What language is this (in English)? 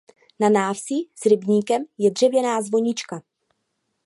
Czech